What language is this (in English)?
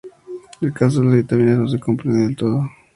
Spanish